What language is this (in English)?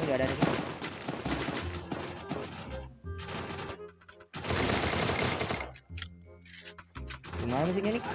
Indonesian